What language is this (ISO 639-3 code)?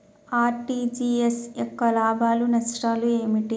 tel